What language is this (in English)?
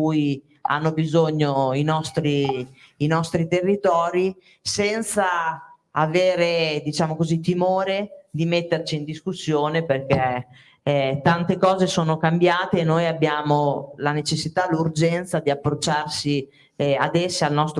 Italian